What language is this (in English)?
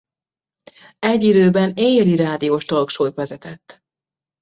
Hungarian